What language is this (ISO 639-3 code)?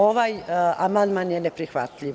srp